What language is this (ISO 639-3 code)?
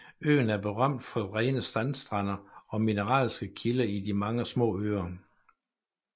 dan